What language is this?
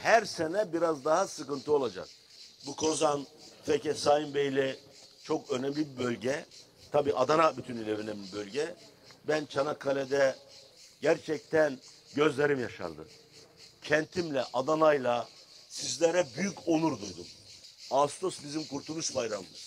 Turkish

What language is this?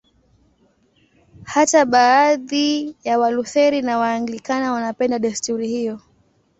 Swahili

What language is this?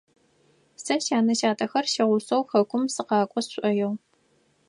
Adyghe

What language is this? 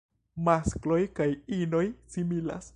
Esperanto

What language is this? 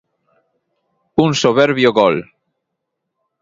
Galician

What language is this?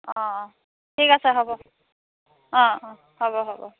Assamese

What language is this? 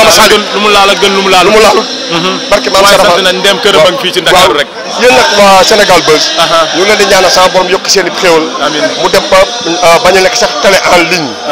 Korean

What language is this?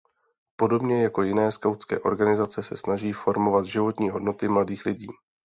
Czech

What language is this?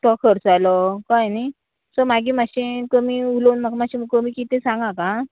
Konkani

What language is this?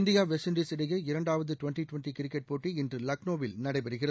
Tamil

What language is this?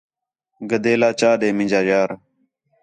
Khetrani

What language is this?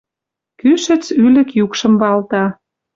Western Mari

